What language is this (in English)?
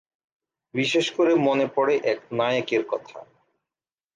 Bangla